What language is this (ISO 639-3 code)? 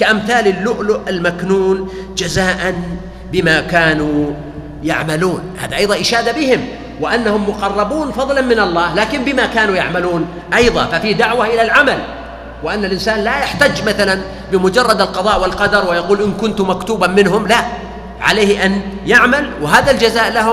ara